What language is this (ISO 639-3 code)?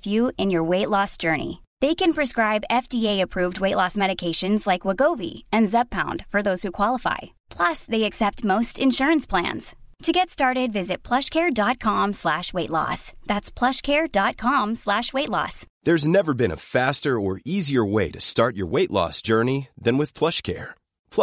swe